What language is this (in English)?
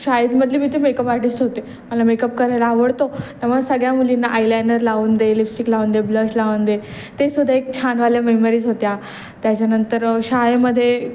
Marathi